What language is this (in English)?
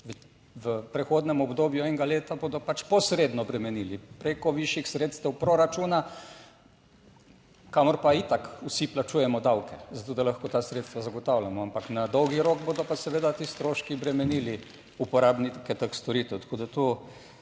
Slovenian